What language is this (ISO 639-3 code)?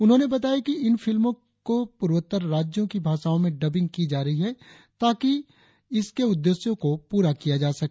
hin